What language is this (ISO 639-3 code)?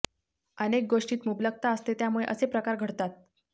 mar